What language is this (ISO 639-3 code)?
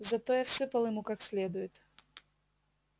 rus